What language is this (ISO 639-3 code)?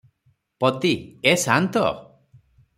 ori